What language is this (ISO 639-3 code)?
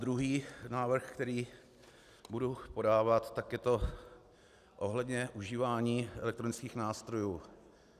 ces